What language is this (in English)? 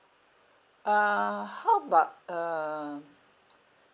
English